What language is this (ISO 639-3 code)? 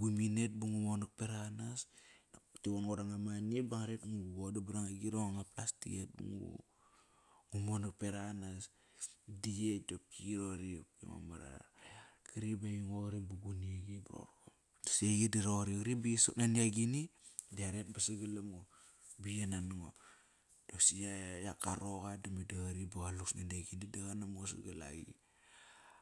ckr